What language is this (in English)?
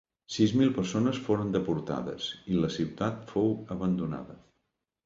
Catalan